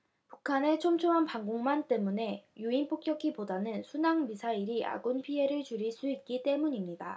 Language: Korean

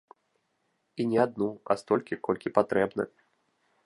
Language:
Belarusian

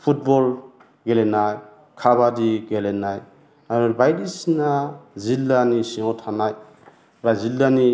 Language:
Bodo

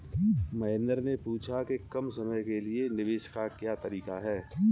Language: Hindi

